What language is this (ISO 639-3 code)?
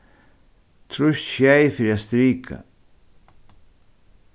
fao